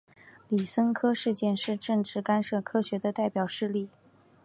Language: Chinese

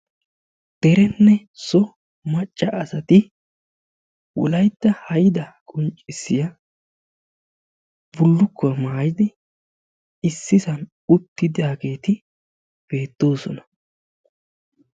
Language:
Wolaytta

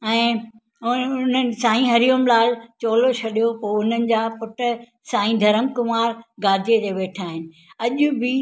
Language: Sindhi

